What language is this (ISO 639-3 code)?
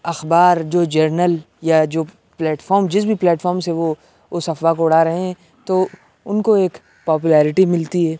urd